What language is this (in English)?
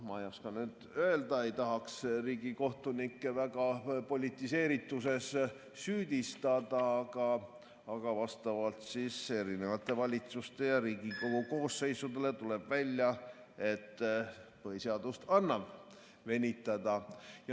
Estonian